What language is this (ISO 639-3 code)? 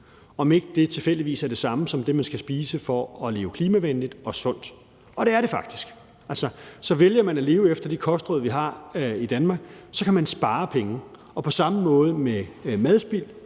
dan